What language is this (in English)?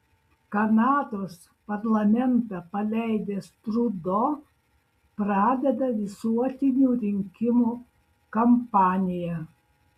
Lithuanian